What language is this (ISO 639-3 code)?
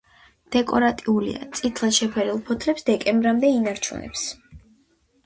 kat